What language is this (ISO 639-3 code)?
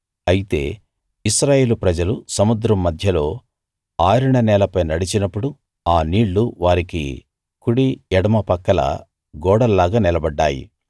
tel